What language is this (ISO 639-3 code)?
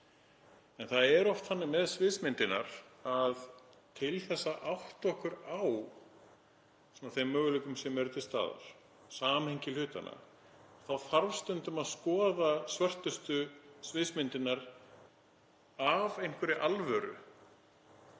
isl